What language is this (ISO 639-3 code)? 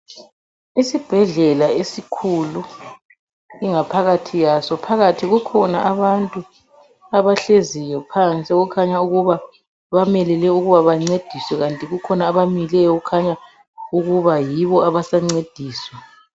nde